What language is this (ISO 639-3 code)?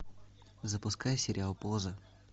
rus